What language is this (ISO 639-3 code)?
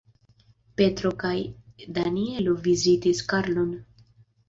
epo